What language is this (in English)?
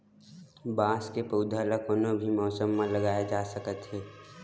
Chhattisgarhi